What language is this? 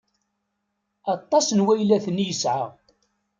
Kabyle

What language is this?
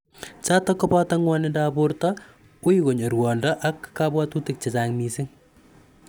Kalenjin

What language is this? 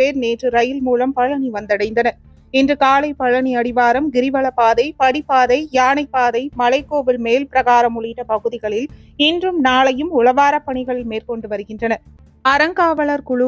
Tamil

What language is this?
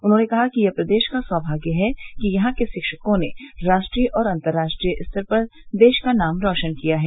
Hindi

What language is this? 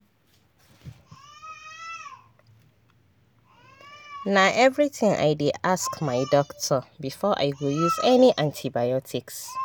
Nigerian Pidgin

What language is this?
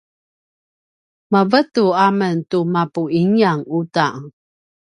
Paiwan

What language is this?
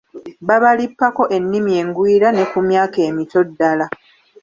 Ganda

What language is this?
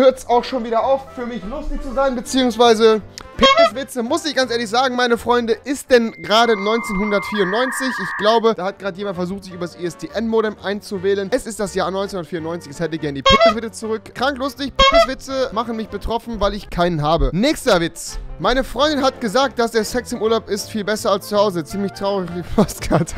German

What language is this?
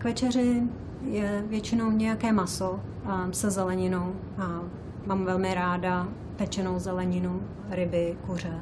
Czech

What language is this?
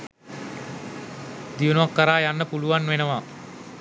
Sinhala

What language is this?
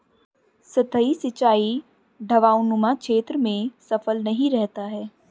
Hindi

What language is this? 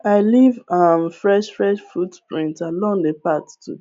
Nigerian Pidgin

